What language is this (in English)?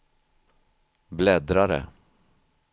Swedish